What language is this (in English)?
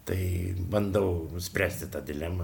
Lithuanian